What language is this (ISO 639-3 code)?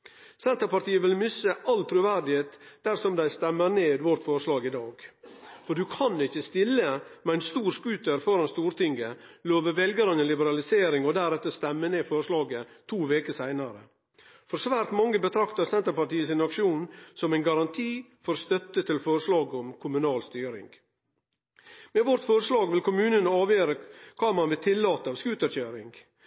nno